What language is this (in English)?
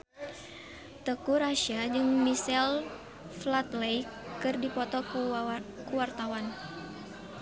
Sundanese